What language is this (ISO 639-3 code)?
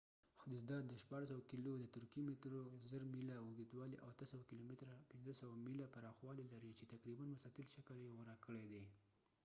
pus